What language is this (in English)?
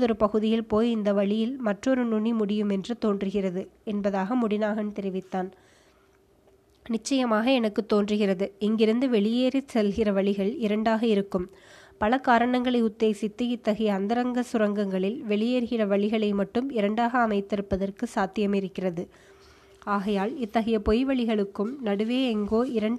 Tamil